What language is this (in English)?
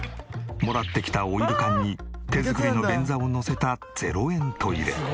Japanese